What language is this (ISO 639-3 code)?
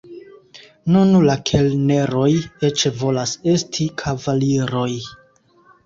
epo